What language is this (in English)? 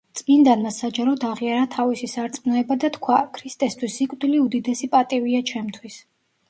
Georgian